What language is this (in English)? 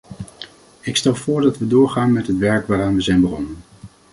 Dutch